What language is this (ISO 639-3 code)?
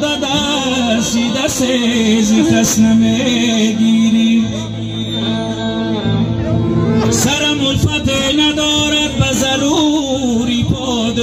fas